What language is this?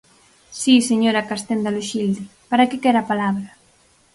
Galician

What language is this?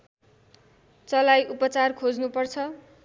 Nepali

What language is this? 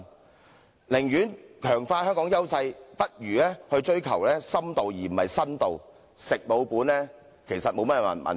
Cantonese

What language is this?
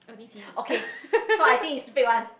English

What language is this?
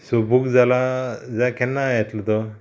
Konkani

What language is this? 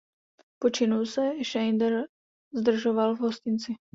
Czech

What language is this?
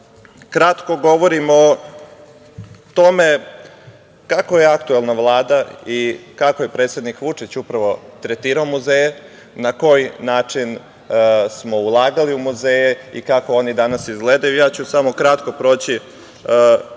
Serbian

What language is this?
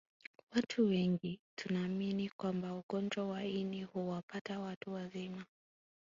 Swahili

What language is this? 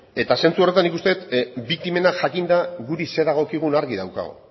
Basque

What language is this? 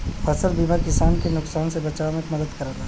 Bhojpuri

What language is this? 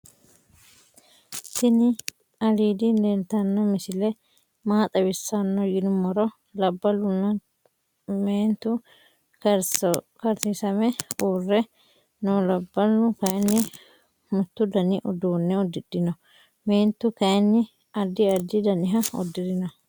Sidamo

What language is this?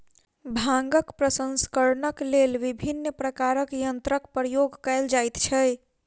Maithili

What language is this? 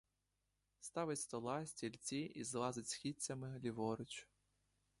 Ukrainian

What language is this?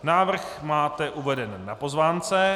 Czech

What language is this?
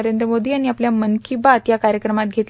Marathi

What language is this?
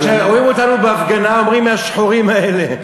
Hebrew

